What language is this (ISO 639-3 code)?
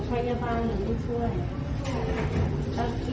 tha